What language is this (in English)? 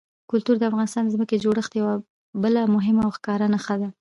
Pashto